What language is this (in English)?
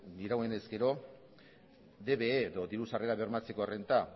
Basque